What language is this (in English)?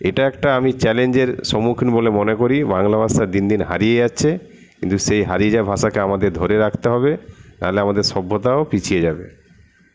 Bangla